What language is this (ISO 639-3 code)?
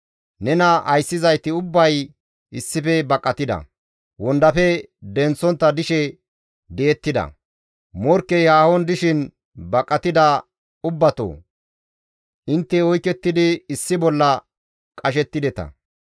gmv